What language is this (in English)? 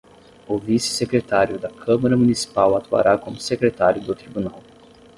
Portuguese